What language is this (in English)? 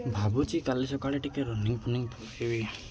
Odia